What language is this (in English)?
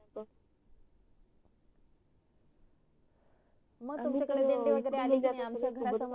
Marathi